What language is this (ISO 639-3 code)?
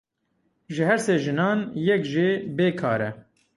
kur